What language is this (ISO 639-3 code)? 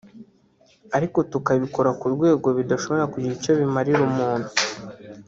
kin